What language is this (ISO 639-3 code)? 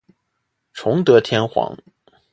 zho